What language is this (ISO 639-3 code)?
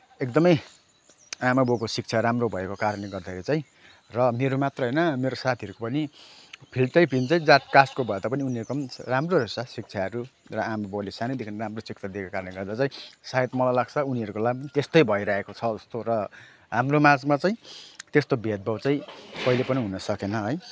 nep